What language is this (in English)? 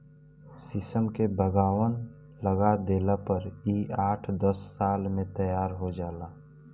Bhojpuri